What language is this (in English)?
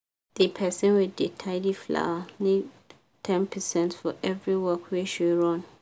Nigerian Pidgin